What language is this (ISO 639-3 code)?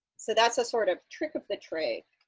eng